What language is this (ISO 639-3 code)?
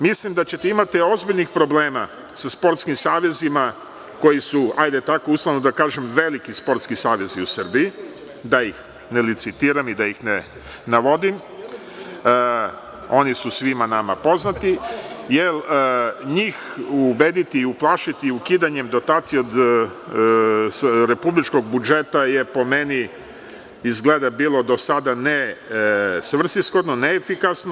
srp